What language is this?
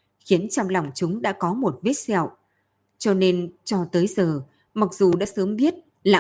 Vietnamese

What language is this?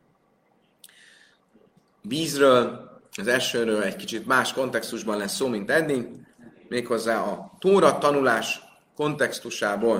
Hungarian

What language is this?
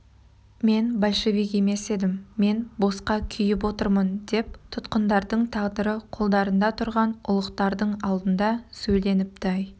Kazakh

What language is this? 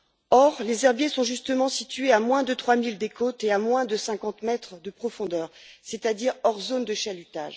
French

